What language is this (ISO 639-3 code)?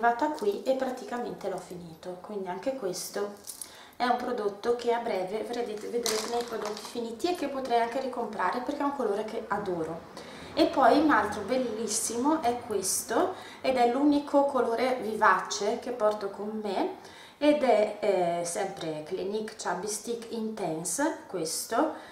ita